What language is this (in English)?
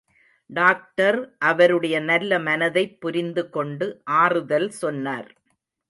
Tamil